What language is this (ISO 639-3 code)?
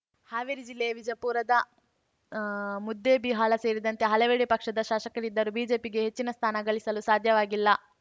kan